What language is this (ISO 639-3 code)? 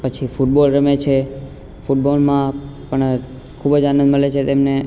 guj